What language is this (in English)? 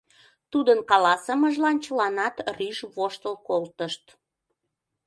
Mari